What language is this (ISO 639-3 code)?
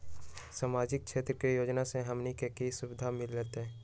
mag